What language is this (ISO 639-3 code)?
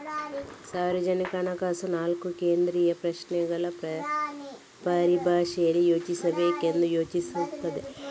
kan